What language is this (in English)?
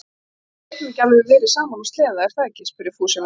Icelandic